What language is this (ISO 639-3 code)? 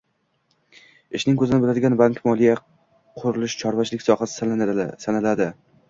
uzb